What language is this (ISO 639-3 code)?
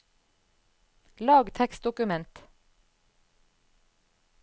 nor